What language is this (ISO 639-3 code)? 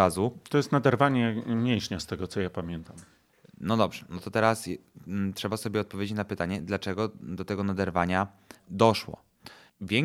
pol